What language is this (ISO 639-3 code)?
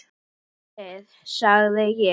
isl